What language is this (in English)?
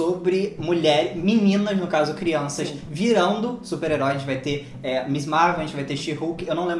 Portuguese